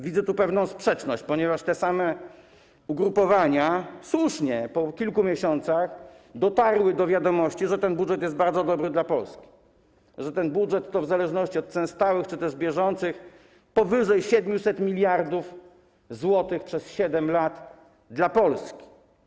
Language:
Polish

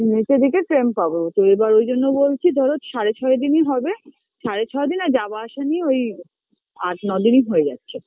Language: Bangla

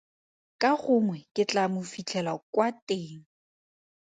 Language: Tswana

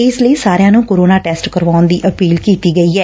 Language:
Punjabi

